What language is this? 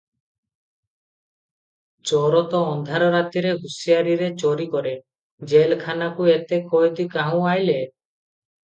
Odia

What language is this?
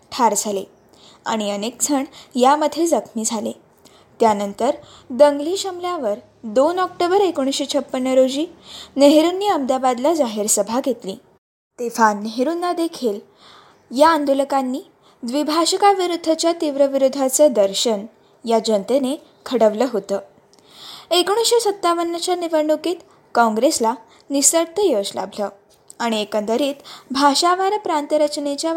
Marathi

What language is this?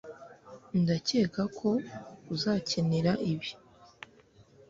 Kinyarwanda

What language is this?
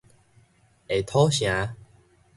Min Nan Chinese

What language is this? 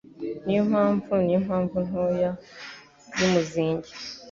Kinyarwanda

